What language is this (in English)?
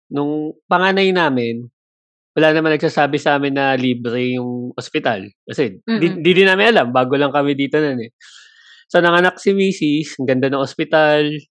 Filipino